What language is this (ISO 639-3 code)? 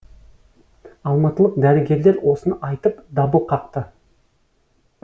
kaz